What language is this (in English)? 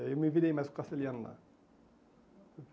Portuguese